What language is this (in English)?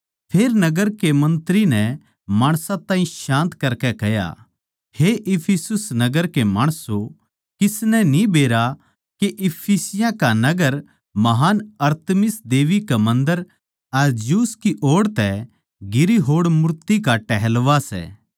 Haryanvi